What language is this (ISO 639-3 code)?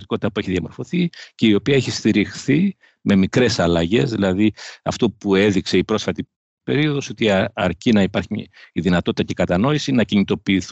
ell